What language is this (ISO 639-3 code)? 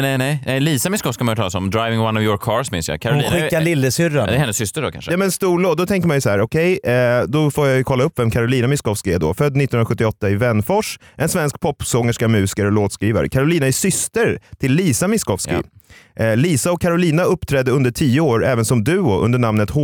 swe